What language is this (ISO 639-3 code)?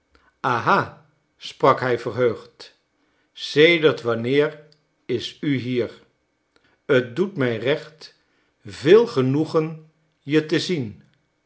nld